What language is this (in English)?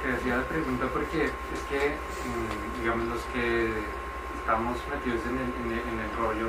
Spanish